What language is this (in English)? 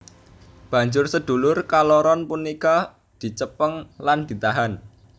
Javanese